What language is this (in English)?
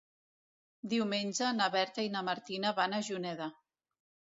Catalan